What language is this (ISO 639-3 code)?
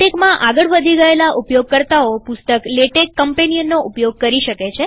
guj